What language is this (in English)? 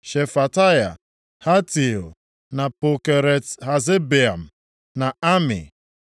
Igbo